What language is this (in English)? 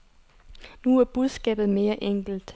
Danish